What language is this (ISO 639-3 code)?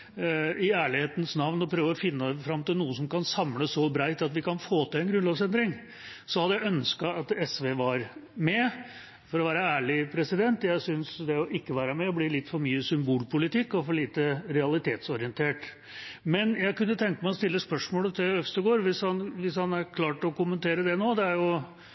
nob